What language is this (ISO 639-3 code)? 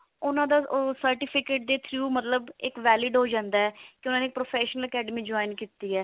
pan